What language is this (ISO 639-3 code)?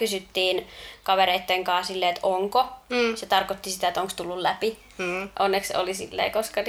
fin